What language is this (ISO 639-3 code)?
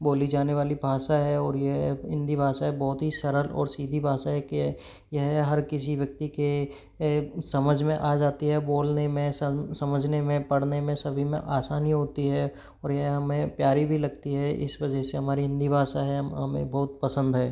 hin